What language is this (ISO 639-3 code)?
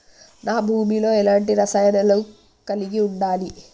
tel